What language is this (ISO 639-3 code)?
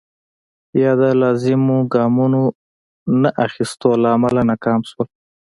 pus